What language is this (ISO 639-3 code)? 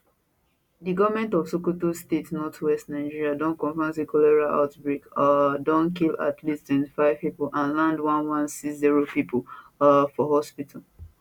pcm